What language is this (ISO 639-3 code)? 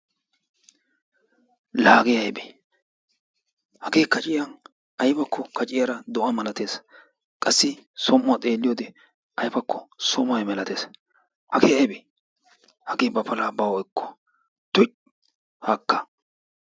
wal